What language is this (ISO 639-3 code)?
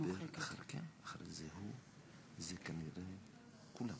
heb